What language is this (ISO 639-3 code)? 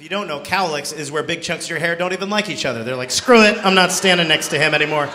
eng